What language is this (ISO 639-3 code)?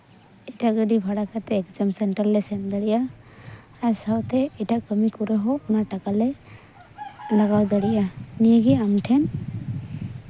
sat